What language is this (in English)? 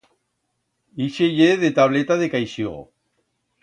Aragonese